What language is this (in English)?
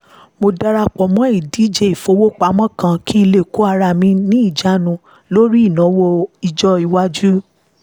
Yoruba